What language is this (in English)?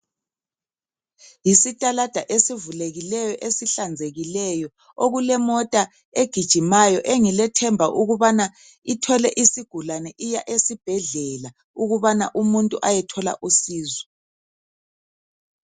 North Ndebele